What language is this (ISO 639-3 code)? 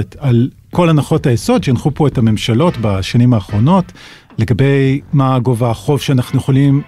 heb